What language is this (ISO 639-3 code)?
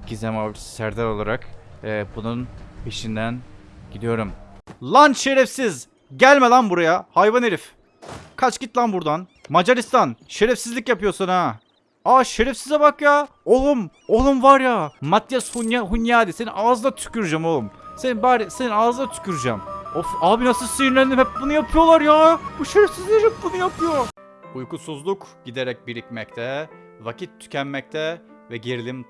tur